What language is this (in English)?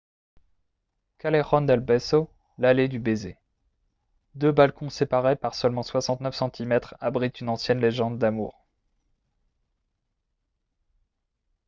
French